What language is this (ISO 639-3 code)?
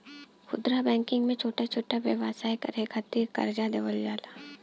bho